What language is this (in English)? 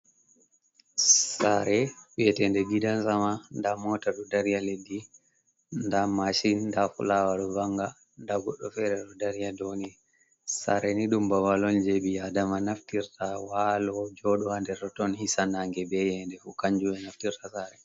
Fula